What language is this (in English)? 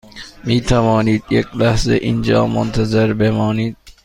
Persian